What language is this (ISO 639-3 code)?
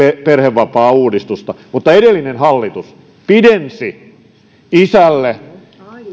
fin